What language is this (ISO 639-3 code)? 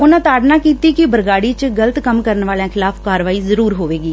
pan